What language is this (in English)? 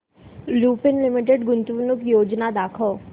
Marathi